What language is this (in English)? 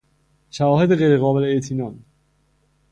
Persian